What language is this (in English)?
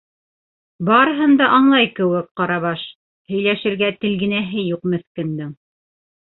Bashkir